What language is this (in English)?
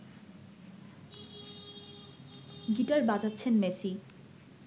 Bangla